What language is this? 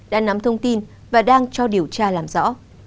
Vietnamese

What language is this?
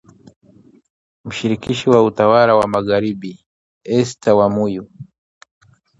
Swahili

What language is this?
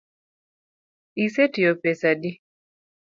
Luo (Kenya and Tanzania)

